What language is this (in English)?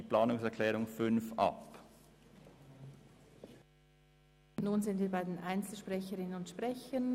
Swiss German